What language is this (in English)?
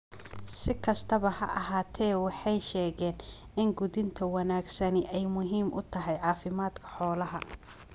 Somali